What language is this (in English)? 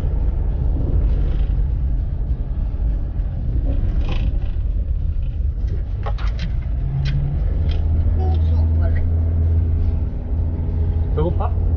Korean